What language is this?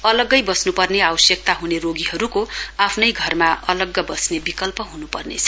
Nepali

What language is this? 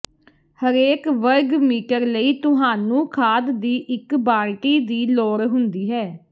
Punjabi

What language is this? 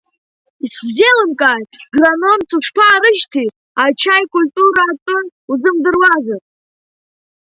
Abkhazian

